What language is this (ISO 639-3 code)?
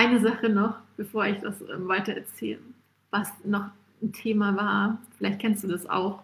deu